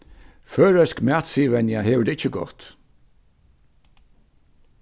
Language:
Faroese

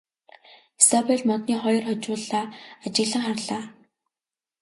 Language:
Mongolian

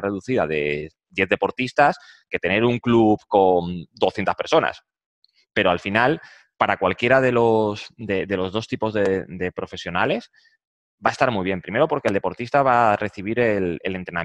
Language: Spanish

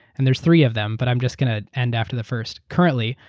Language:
English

